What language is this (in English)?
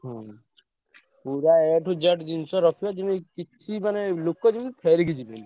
Odia